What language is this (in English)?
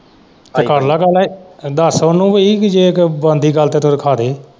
Punjabi